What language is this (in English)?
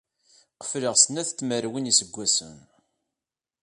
Kabyle